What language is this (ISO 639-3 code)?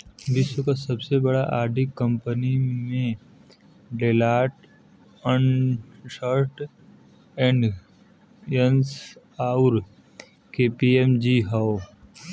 bho